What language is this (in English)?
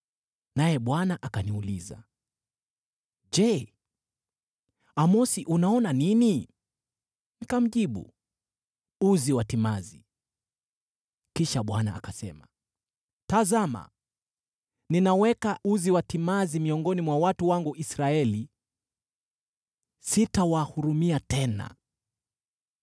Swahili